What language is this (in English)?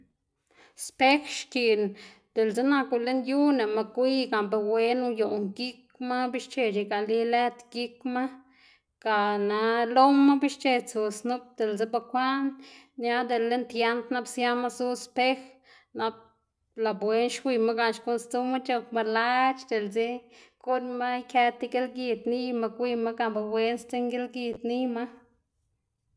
Xanaguía Zapotec